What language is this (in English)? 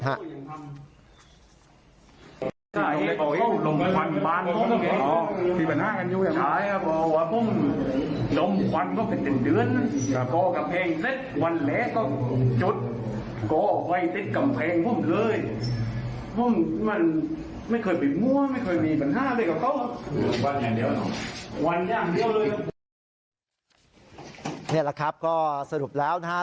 Thai